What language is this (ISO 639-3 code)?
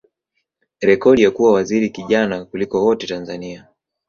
swa